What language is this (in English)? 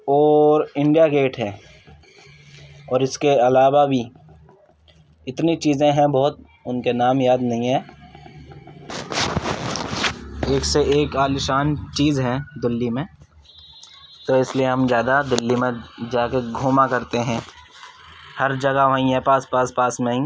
Urdu